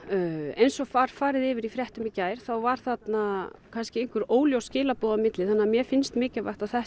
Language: Icelandic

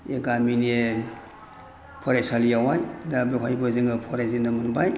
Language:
Bodo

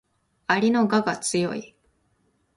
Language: Japanese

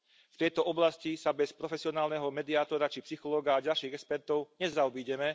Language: Slovak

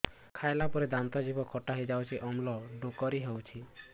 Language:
Odia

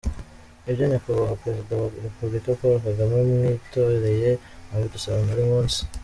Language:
Kinyarwanda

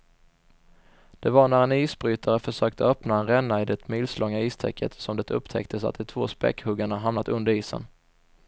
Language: Swedish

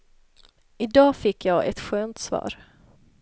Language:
Swedish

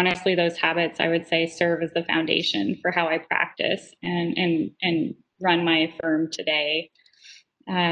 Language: English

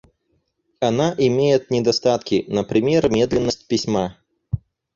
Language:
Russian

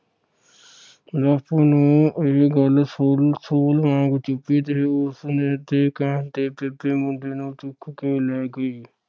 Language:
Punjabi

